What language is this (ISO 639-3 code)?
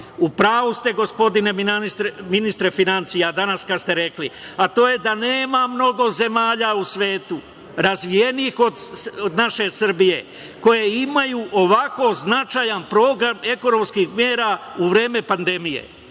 srp